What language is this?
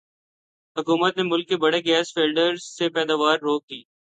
Urdu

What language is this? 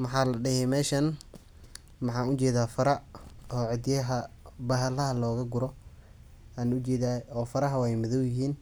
Somali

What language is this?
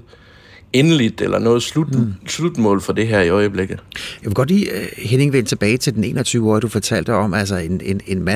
Danish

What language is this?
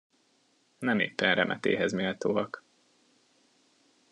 Hungarian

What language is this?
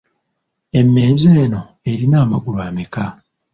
Ganda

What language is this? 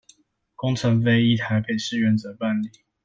Chinese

